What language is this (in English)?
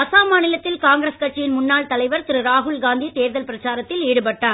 Tamil